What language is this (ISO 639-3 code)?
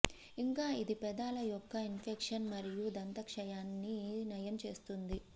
tel